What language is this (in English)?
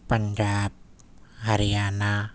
Urdu